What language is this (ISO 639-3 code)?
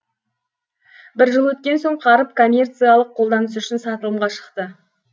kaz